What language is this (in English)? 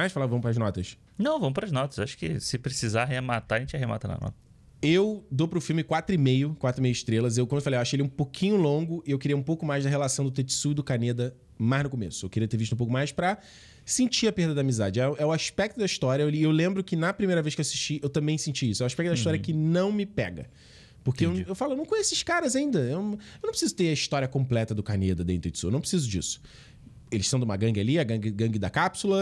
Portuguese